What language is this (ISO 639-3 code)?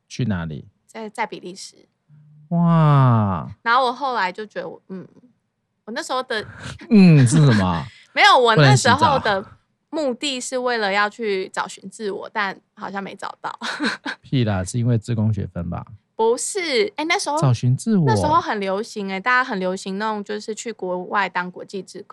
zho